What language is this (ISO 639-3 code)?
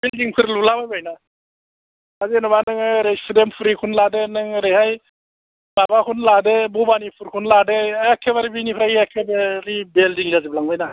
brx